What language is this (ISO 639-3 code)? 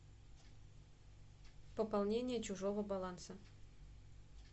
rus